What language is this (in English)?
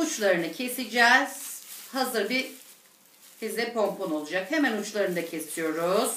Turkish